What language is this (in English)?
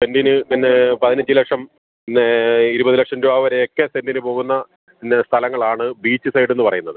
Malayalam